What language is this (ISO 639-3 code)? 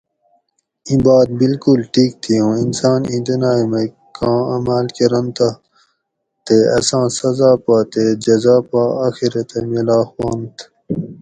gwc